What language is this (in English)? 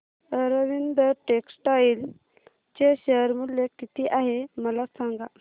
Marathi